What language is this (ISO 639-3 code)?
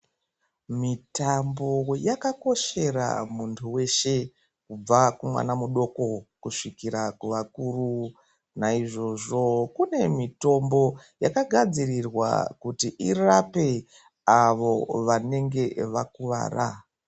ndc